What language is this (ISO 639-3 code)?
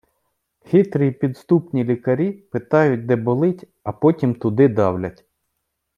ukr